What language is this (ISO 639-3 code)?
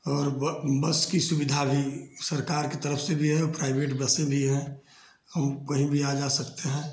hin